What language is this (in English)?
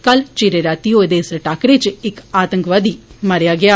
Dogri